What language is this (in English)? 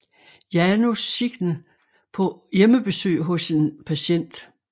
Danish